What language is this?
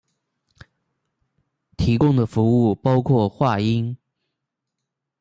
Chinese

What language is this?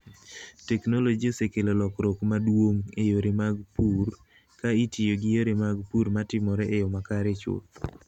Luo (Kenya and Tanzania)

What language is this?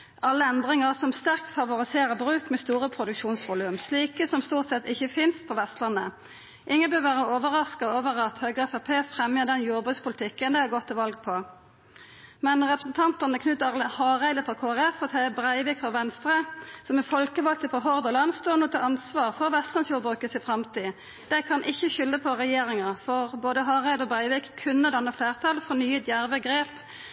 Norwegian Nynorsk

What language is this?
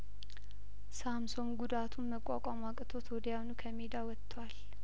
Amharic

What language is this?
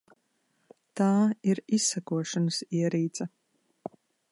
Latvian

